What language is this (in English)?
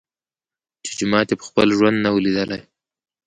Pashto